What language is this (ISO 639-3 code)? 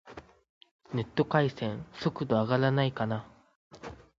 jpn